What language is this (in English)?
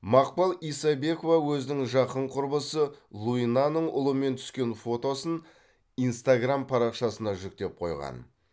Kazakh